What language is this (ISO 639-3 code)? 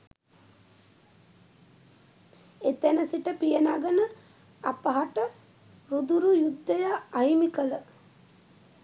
sin